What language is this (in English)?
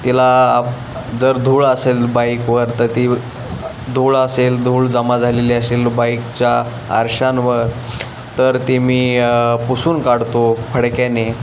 Marathi